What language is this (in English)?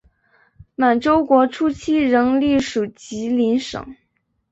Chinese